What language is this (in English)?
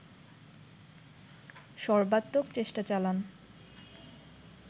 Bangla